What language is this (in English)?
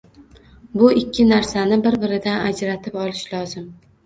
Uzbek